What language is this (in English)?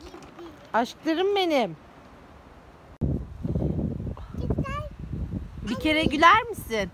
Turkish